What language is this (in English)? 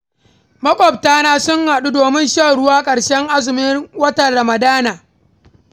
Hausa